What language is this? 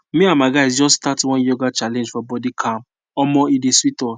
Nigerian Pidgin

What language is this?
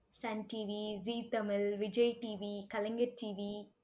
Tamil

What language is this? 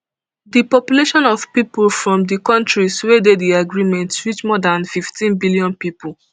Nigerian Pidgin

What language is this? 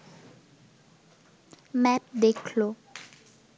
Bangla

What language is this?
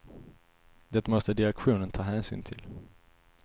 Swedish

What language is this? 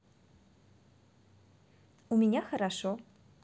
Russian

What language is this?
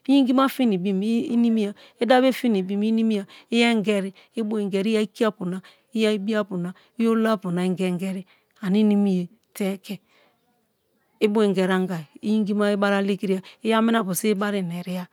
Kalabari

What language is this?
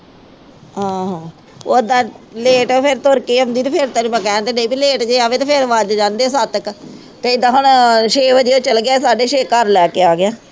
Punjabi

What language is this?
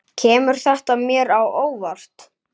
Icelandic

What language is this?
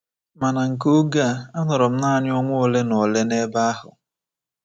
Igbo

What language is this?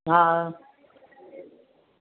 Sindhi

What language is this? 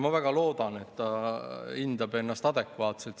Estonian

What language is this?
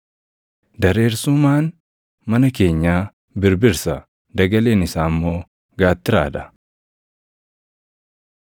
Oromo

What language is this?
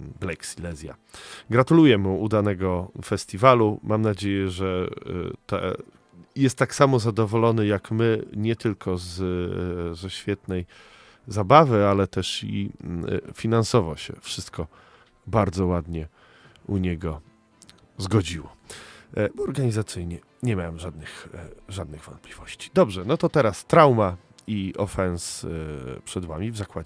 Polish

